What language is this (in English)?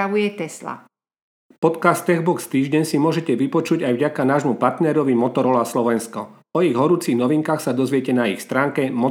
Slovak